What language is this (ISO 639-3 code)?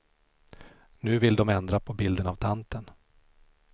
swe